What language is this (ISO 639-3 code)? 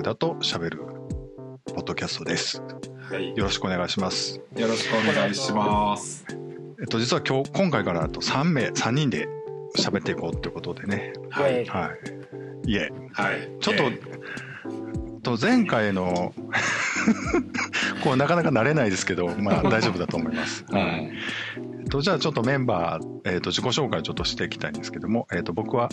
jpn